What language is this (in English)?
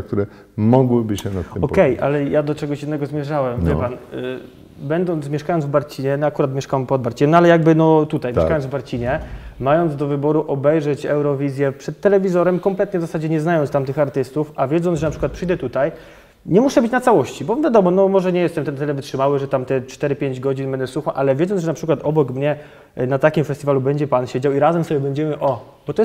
Polish